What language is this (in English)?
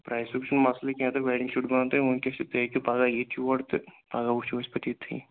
Kashmiri